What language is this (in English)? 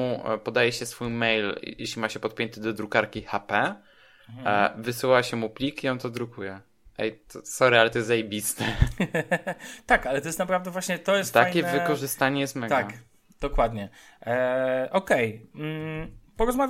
Polish